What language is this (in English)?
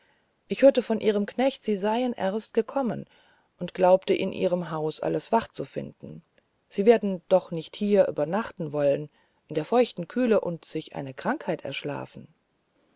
German